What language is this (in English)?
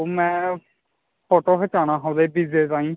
Dogri